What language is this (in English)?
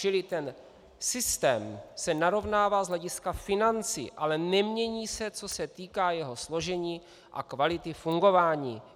Czech